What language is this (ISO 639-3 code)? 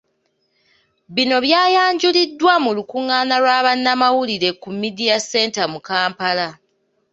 lug